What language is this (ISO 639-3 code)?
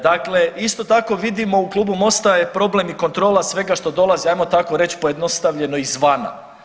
hrv